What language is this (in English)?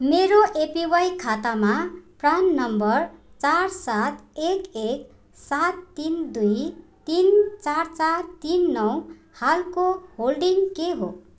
Nepali